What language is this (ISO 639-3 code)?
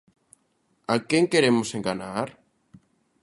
glg